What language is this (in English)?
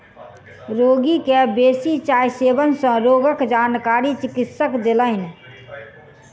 Maithili